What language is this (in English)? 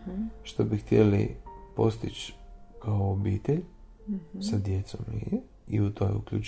Croatian